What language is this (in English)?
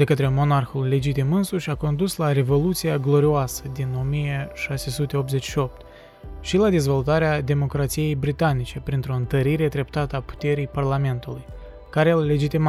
Romanian